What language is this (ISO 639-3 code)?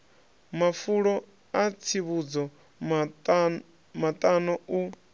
ven